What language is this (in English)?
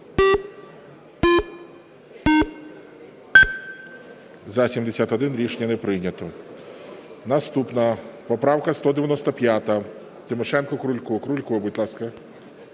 Ukrainian